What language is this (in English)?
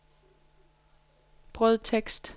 Danish